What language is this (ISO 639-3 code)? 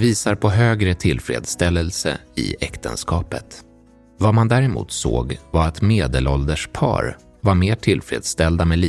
swe